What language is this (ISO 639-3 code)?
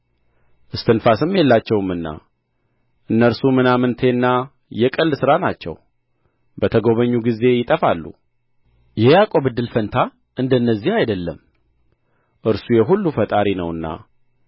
amh